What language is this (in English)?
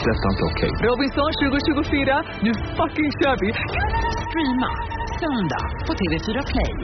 Swedish